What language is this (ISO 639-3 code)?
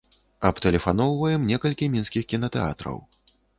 bel